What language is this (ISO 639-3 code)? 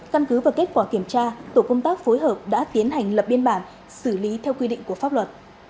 vie